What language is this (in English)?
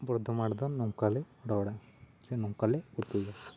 Santali